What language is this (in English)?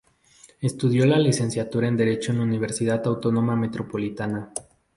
Spanish